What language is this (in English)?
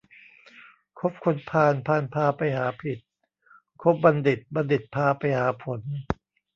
Thai